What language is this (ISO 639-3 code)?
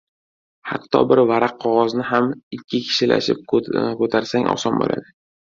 uzb